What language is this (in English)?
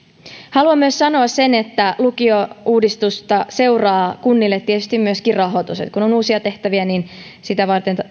Finnish